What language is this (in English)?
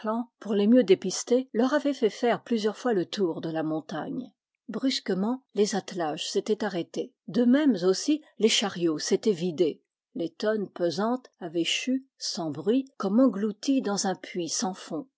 French